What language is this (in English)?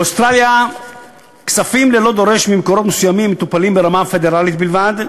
Hebrew